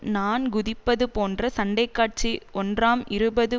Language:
Tamil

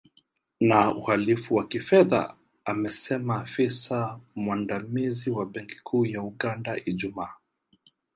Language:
Swahili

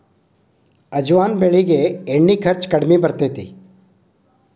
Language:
Kannada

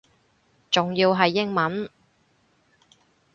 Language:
Cantonese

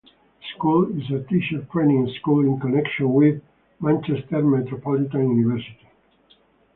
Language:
English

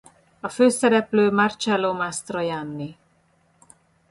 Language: Hungarian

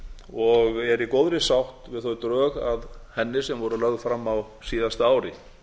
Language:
Icelandic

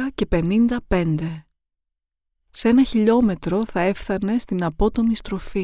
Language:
Greek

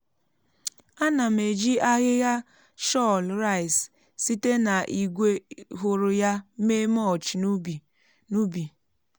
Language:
Igbo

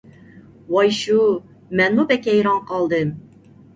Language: Uyghur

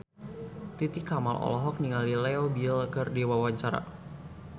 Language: Sundanese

